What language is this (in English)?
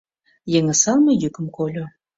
Mari